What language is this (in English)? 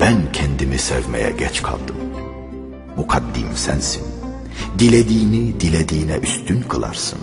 Turkish